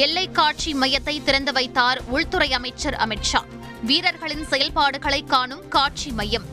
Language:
Tamil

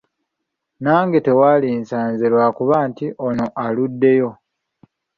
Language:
Ganda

